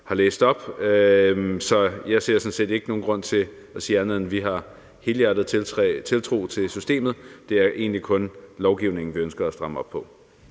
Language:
Danish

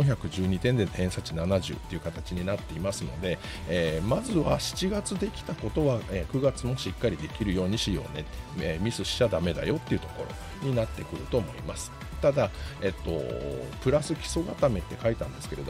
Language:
Japanese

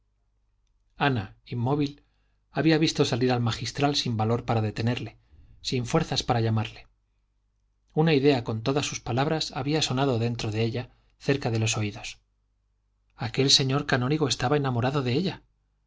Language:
Spanish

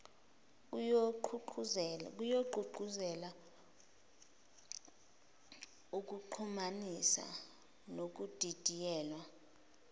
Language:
Zulu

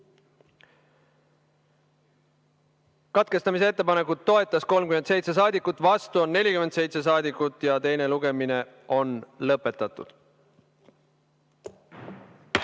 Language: Estonian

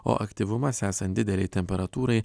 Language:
Lithuanian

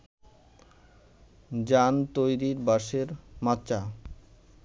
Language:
Bangla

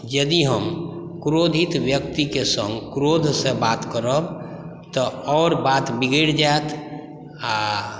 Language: Maithili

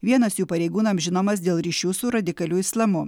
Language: Lithuanian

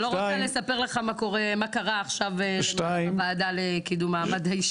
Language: Hebrew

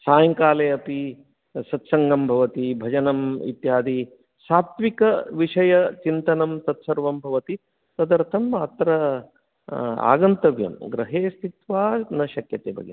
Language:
Sanskrit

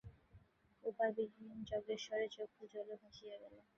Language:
Bangla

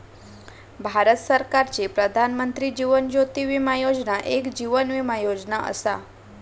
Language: Marathi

